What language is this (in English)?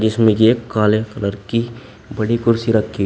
Hindi